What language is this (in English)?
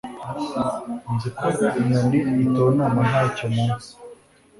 Kinyarwanda